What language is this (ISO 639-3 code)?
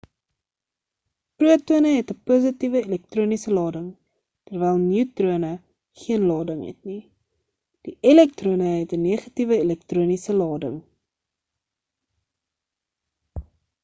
afr